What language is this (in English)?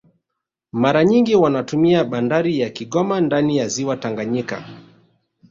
Swahili